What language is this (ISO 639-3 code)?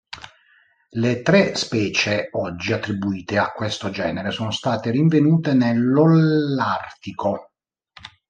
ita